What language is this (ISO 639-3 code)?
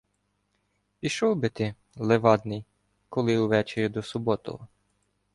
ukr